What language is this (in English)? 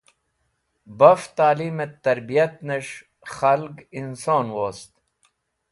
Wakhi